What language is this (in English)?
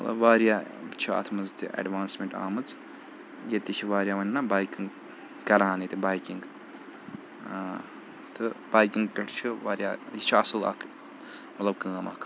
Kashmiri